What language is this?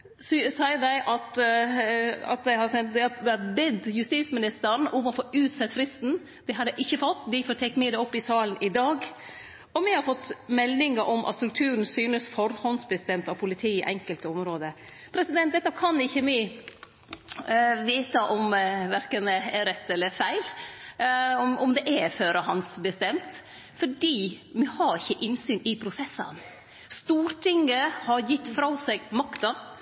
Norwegian Nynorsk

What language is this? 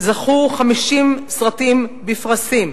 Hebrew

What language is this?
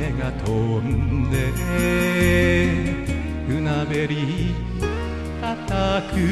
Japanese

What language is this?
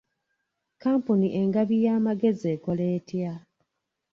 Ganda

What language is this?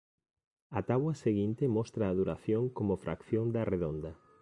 Galician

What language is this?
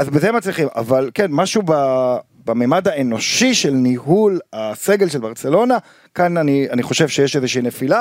Hebrew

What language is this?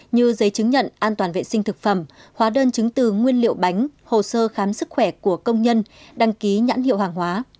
Vietnamese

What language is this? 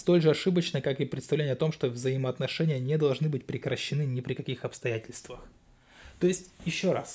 Russian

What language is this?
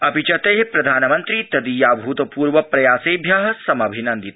Sanskrit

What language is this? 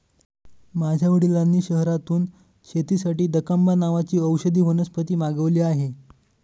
Marathi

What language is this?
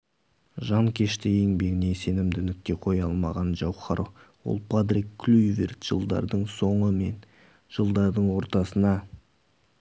Kazakh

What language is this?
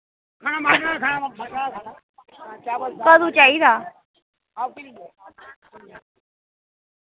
Dogri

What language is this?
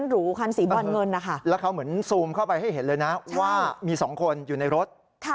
Thai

